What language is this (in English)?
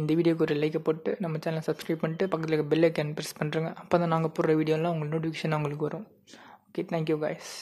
English